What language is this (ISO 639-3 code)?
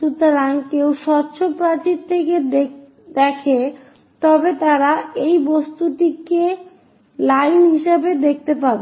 ben